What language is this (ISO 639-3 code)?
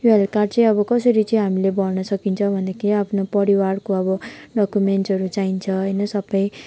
nep